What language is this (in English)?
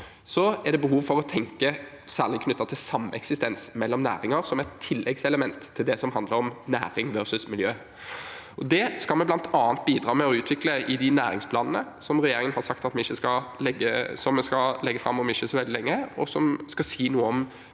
Norwegian